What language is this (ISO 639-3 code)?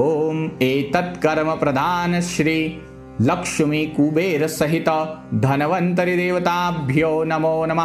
mar